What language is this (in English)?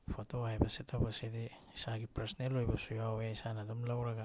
Manipuri